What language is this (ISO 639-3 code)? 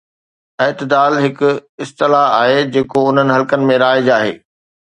snd